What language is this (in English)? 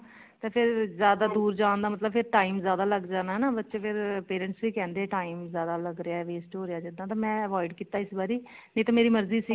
Punjabi